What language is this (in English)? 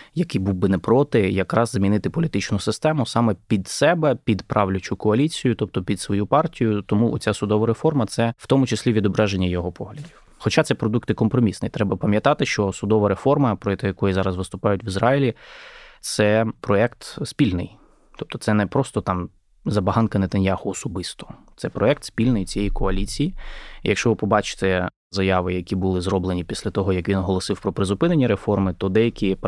Ukrainian